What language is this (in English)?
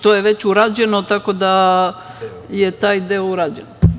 Serbian